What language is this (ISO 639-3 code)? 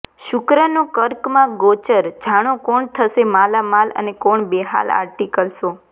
guj